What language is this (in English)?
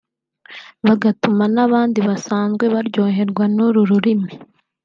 Kinyarwanda